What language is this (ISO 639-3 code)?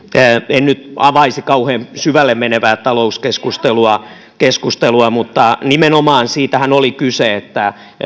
fin